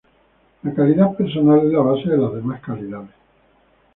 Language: Spanish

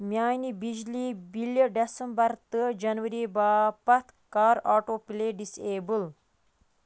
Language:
Kashmiri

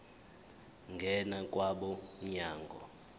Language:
Zulu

